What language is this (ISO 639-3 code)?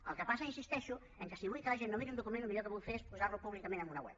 cat